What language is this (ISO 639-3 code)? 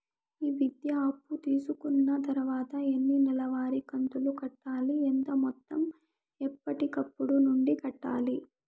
tel